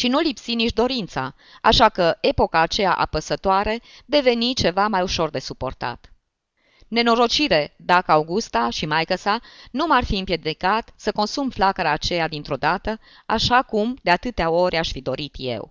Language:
Romanian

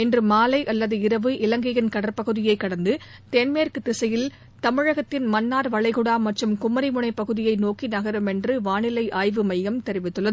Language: Tamil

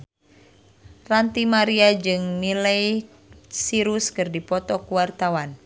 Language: Sundanese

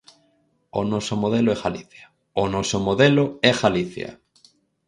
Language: Galician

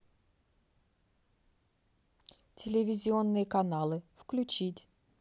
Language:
Russian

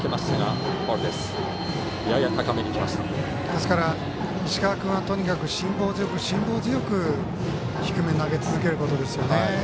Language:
Japanese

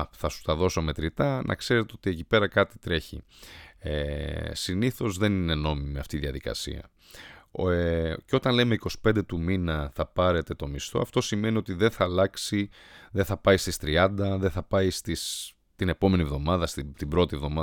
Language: Greek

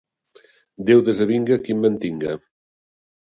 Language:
Catalan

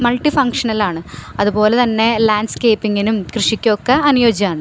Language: Malayalam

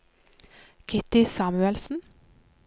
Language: Norwegian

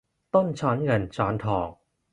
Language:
Thai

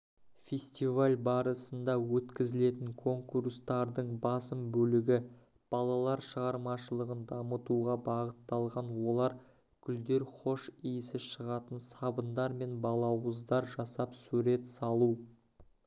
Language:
Kazakh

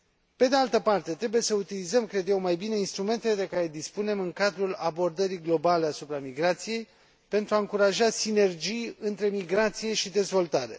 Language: Romanian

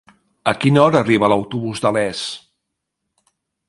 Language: Catalan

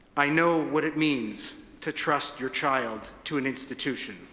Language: English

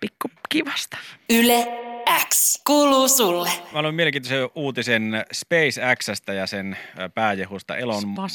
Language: Finnish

